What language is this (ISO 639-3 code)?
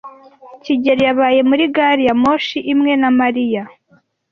kin